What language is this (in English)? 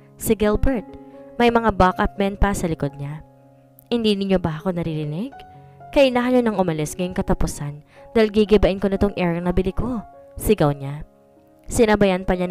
Filipino